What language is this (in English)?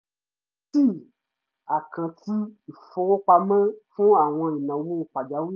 Yoruba